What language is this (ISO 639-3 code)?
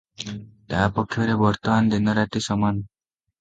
ori